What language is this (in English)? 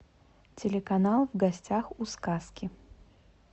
Russian